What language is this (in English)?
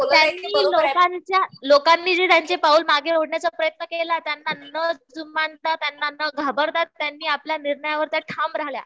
Marathi